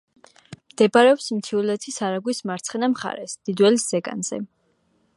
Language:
Georgian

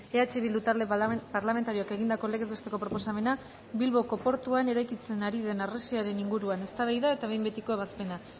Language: Basque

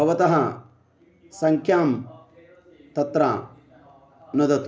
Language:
Sanskrit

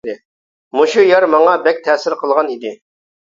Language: Uyghur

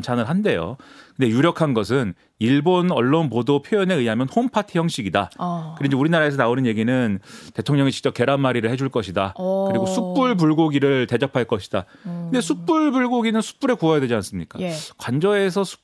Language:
Korean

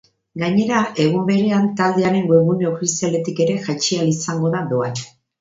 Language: Basque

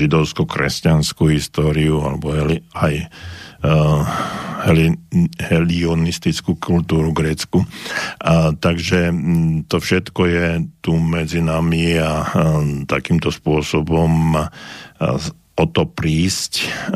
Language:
Slovak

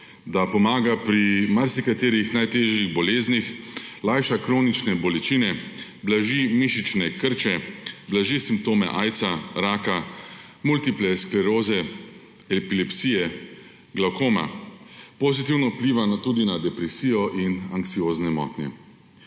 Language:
Slovenian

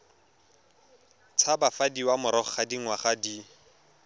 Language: Tswana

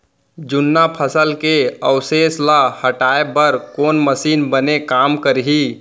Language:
Chhattisgarhi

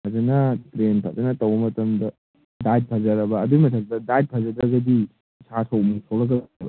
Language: Manipuri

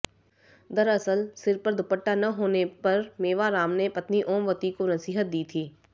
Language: Hindi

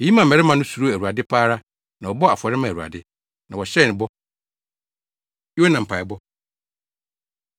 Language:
Akan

